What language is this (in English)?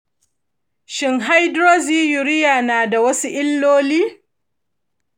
Hausa